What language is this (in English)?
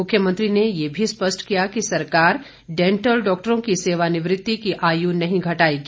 Hindi